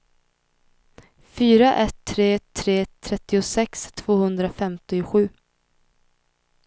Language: Swedish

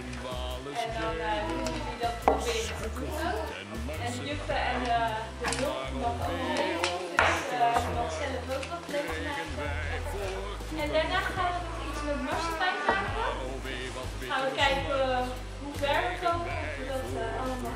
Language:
Dutch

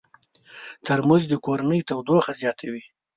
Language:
Pashto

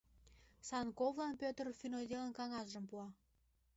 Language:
Mari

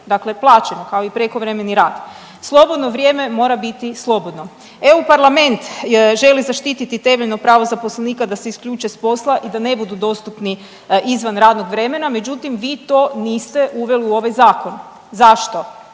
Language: Croatian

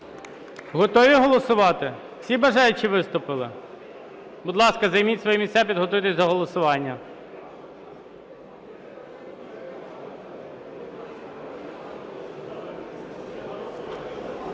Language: Ukrainian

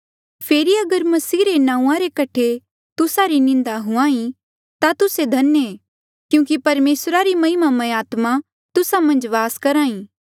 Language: Mandeali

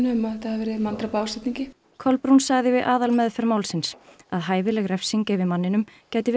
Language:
Icelandic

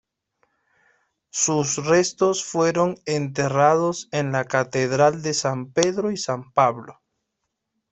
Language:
Spanish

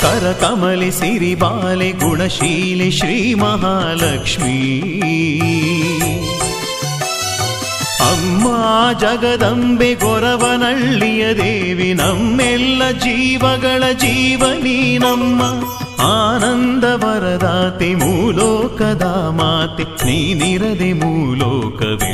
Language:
Kannada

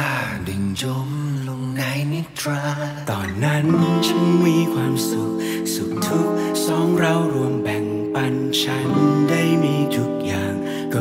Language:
Thai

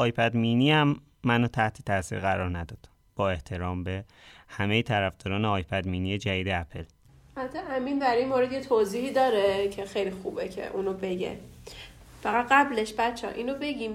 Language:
Persian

